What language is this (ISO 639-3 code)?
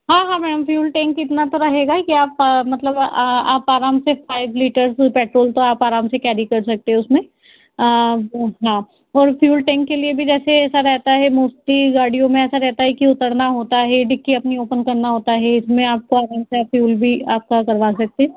hin